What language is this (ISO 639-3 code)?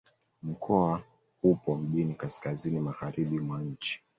swa